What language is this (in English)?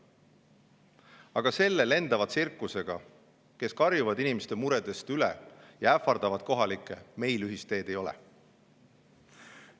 Estonian